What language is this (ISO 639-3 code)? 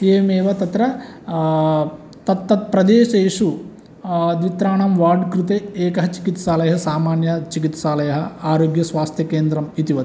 san